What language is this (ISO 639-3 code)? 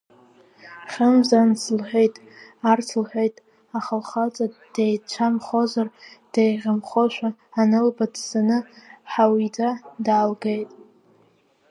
abk